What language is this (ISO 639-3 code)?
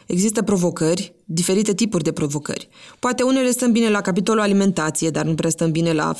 ron